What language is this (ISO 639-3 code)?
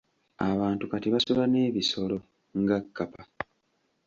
lug